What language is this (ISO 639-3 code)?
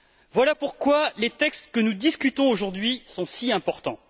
fra